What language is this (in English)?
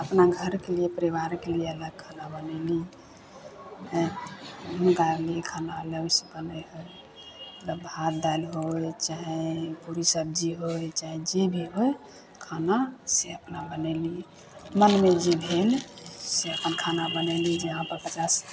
Maithili